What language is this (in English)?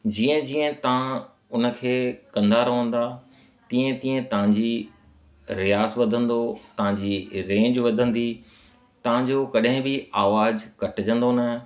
Sindhi